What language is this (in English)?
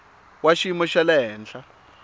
Tsonga